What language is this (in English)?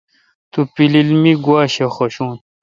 Kalkoti